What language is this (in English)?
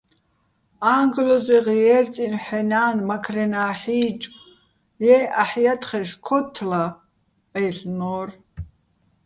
Bats